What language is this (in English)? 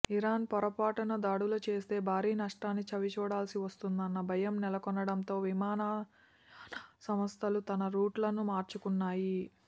Telugu